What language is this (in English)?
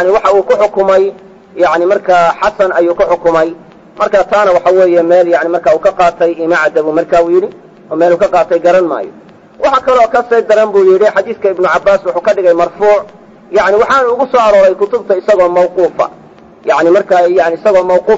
Arabic